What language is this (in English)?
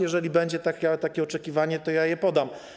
Polish